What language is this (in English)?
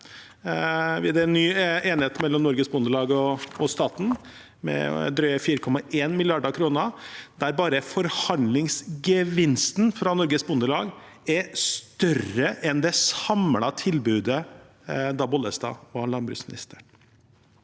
Norwegian